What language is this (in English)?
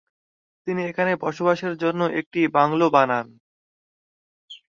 Bangla